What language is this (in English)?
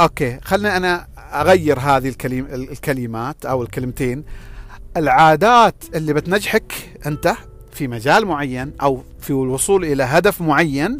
Arabic